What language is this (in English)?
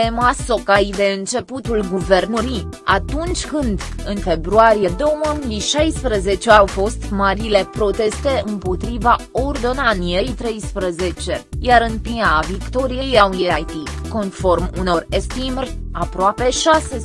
Romanian